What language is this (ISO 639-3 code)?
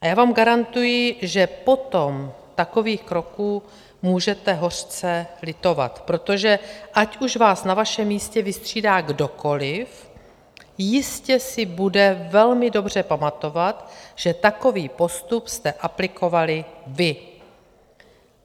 ces